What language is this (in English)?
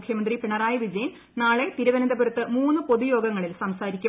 Malayalam